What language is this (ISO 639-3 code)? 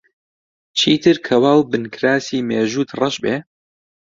ckb